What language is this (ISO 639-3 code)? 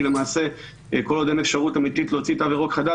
heb